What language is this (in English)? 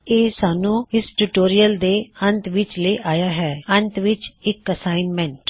Punjabi